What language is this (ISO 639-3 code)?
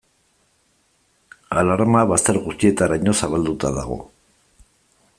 eus